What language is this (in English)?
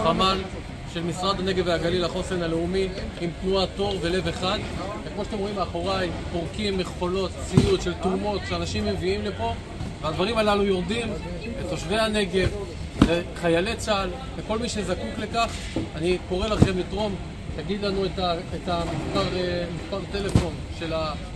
Hebrew